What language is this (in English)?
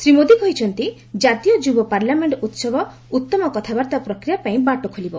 Odia